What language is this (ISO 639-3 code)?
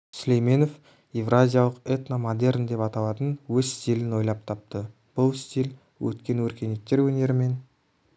kaz